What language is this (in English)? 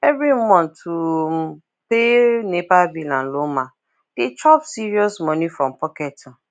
Nigerian Pidgin